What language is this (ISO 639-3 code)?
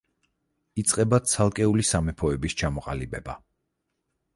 kat